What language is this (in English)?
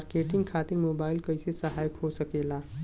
Bhojpuri